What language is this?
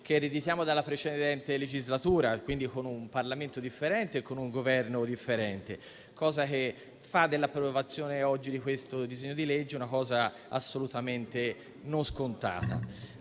Italian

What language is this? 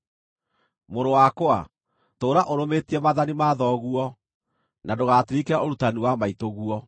Kikuyu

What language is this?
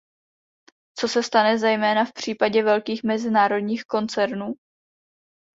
Czech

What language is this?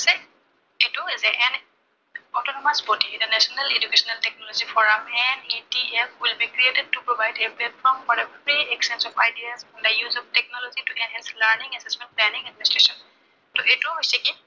Assamese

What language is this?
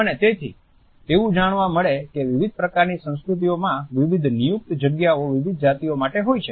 Gujarati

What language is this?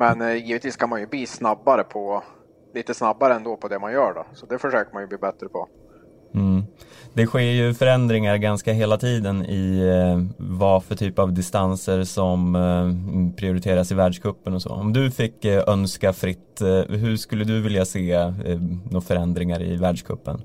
Swedish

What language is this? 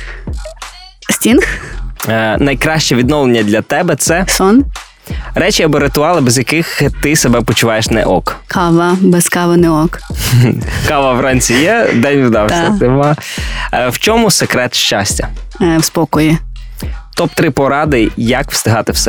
Ukrainian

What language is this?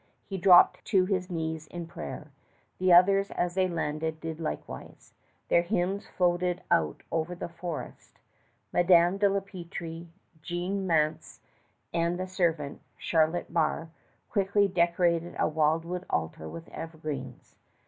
English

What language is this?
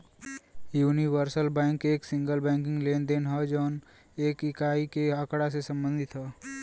Bhojpuri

